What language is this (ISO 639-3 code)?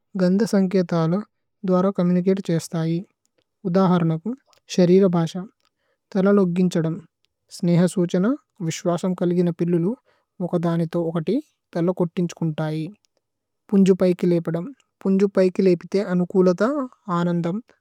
tcy